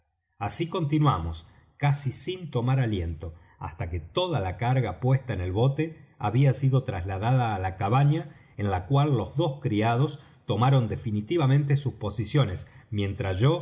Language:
Spanish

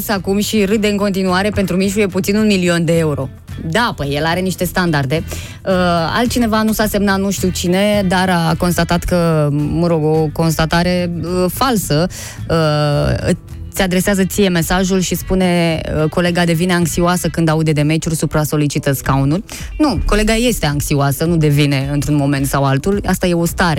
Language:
Romanian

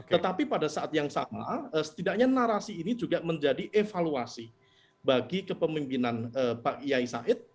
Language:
Indonesian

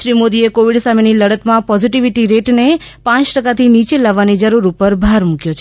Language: Gujarati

